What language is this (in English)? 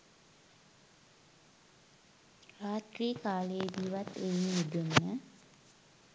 Sinhala